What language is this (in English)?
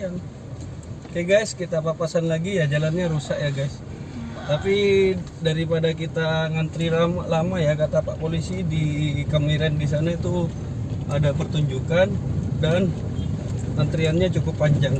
Indonesian